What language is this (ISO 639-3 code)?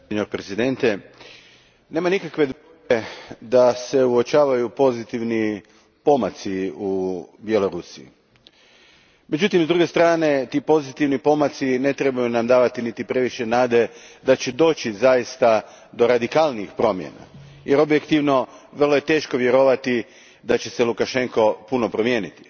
hrv